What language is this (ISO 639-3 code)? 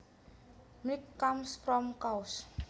jav